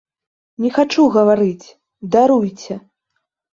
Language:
Belarusian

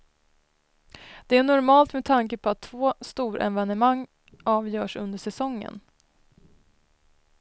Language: Swedish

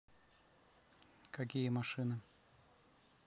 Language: Russian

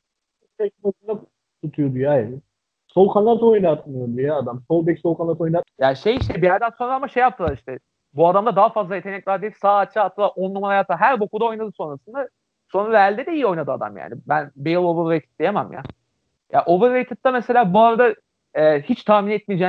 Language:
Turkish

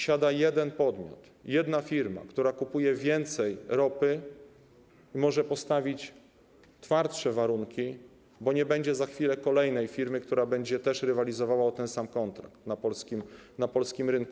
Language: Polish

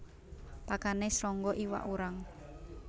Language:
Javanese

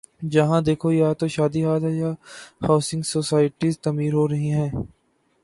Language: Urdu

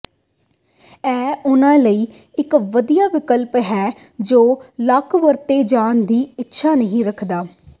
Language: Punjabi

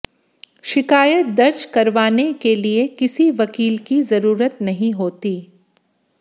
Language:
Hindi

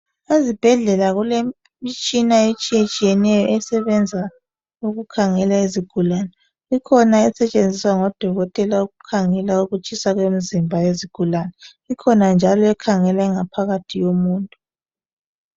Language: North Ndebele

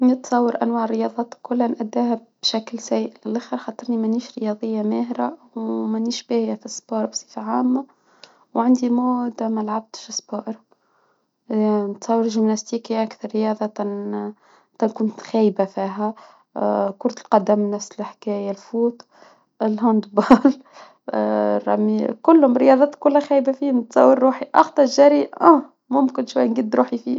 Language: Tunisian Arabic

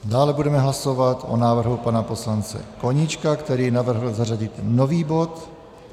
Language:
Czech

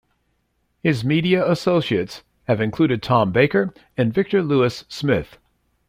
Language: English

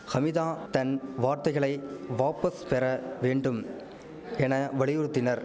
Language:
Tamil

